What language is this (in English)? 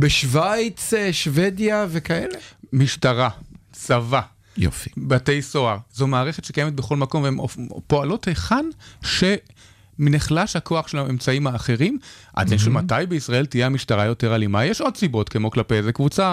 Hebrew